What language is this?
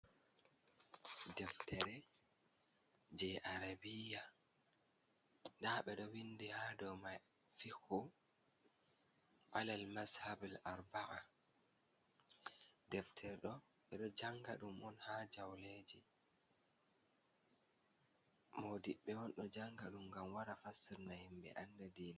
Fula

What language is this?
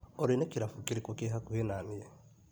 Kikuyu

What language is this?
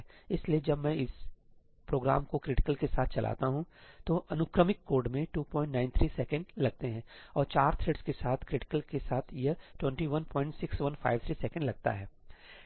Hindi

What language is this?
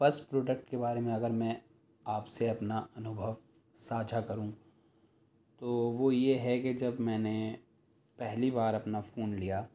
Urdu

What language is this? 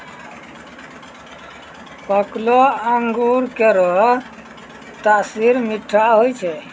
Maithili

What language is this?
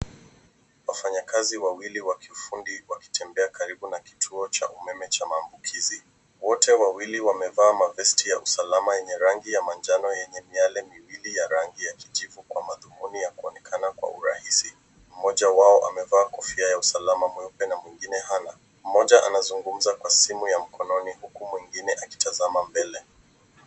Swahili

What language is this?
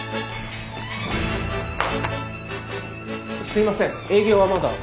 Japanese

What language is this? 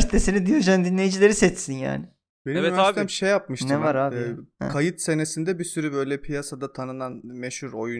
Turkish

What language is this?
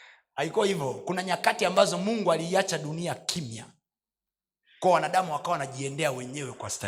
Swahili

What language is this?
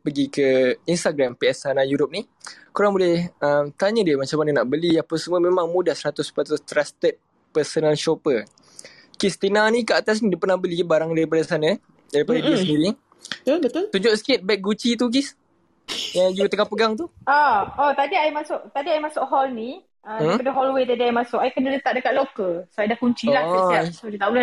Malay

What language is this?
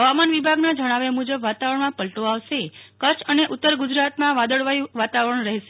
Gujarati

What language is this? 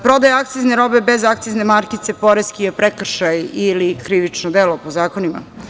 Serbian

